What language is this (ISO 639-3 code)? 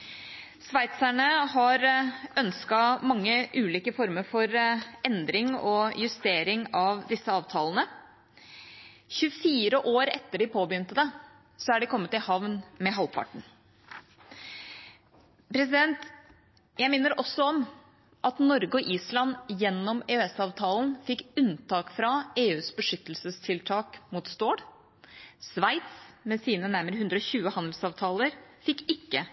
nob